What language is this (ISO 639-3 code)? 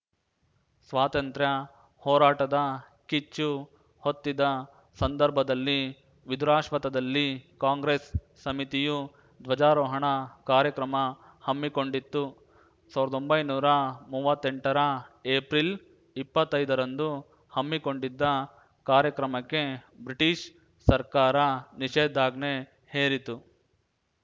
kan